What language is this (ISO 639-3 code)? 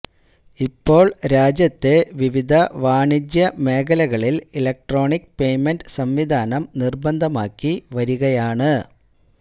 mal